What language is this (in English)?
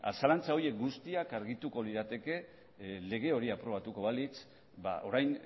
Basque